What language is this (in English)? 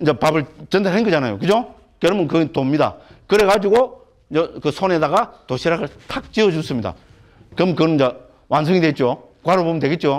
Korean